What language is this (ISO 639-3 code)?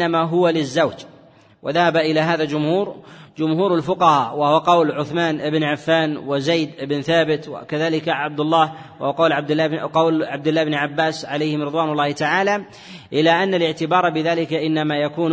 ara